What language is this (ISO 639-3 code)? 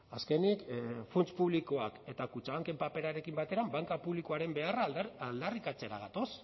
eus